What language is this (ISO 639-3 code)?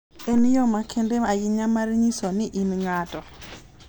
luo